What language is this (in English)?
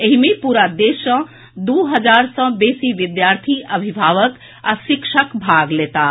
Maithili